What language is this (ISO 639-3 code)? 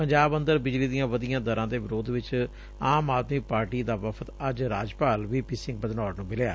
pan